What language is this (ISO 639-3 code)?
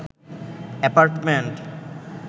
ben